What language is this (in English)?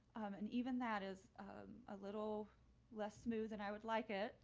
English